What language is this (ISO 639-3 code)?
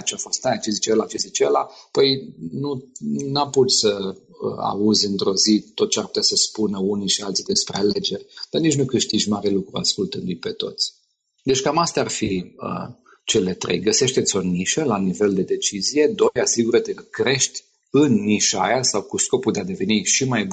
ron